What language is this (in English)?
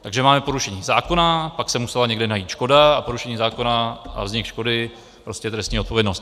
Czech